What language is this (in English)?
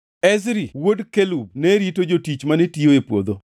Luo (Kenya and Tanzania)